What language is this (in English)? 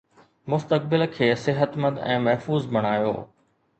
Sindhi